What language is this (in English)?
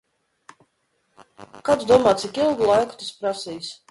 Latvian